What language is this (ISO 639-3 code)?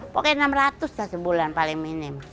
ind